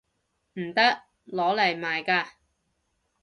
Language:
Cantonese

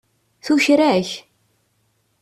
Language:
Kabyle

